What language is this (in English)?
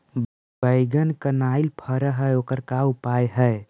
Magahi